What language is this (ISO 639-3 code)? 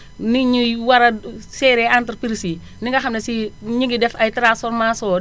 wol